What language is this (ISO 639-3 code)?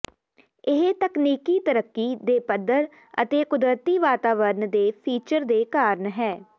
pan